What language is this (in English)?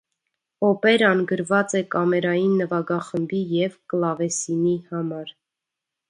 Armenian